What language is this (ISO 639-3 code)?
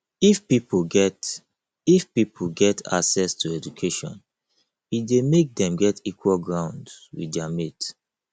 pcm